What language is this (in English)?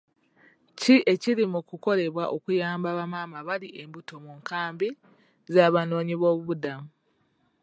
Ganda